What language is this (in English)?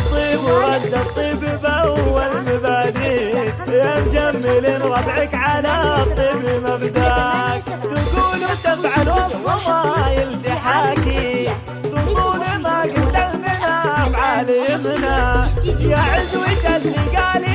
Arabic